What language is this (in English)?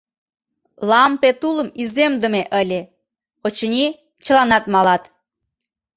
Mari